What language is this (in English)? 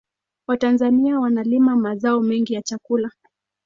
Swahili